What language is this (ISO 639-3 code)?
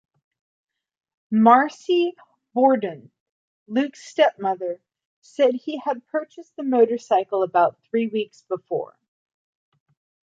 eng